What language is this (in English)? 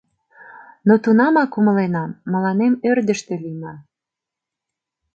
Mari